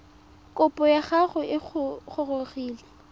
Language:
Tswana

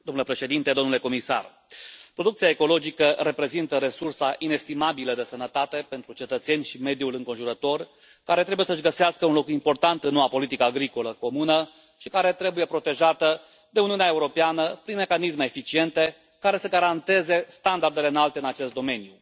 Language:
Romanian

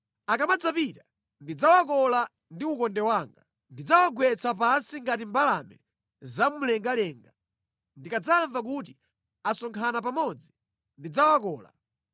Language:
Nyanja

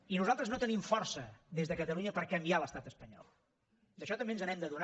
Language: Catalan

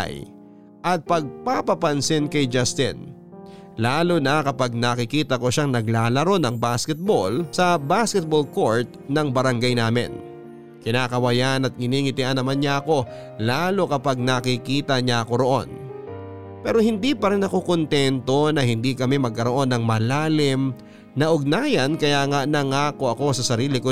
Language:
Filipino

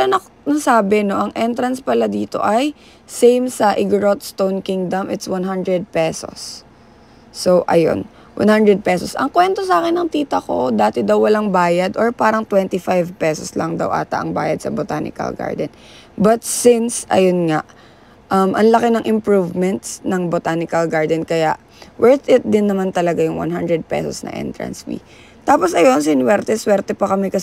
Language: Filipino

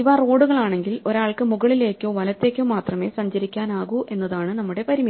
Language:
Malayalam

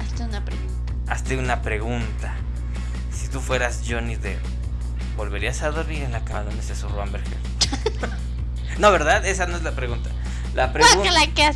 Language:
Spanish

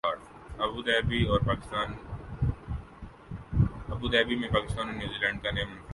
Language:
Urdu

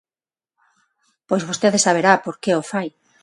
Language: Galician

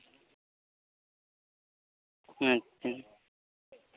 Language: Santali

